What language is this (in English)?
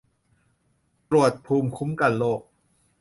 Thai